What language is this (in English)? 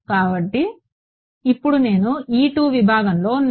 Telugu